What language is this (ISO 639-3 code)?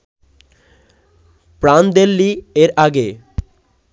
ben